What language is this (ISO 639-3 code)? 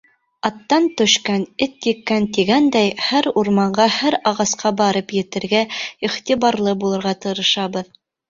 bak